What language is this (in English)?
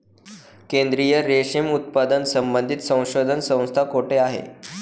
Marathi